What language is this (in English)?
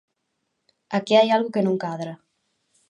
Galician